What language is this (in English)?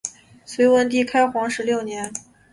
Chinese